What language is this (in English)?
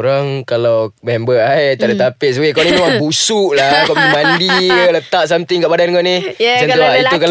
Malay